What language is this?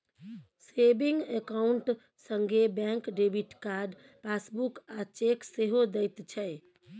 Maithili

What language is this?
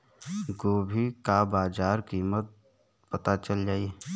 Bhojpuri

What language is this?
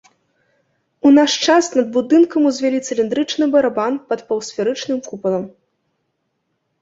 Belarusian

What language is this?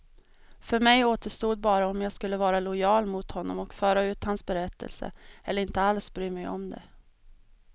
Swedish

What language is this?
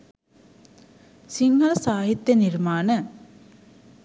Sinhala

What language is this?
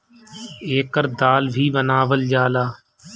Bhojpuri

